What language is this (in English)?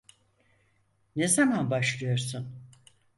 Turkish